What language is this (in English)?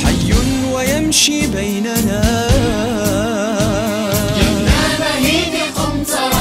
Arabic